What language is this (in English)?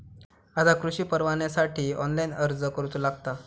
Marathi